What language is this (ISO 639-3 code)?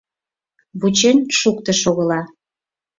chm